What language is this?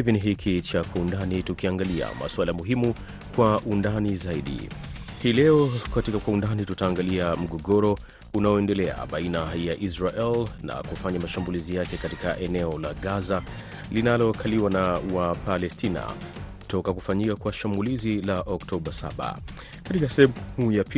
Swahili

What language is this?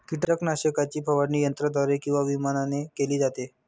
Marathi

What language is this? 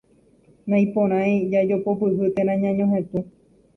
Guarani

